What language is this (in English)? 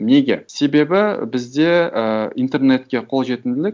Kazakh